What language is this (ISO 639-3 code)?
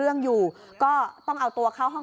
tha